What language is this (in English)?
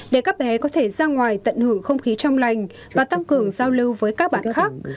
Vietnamese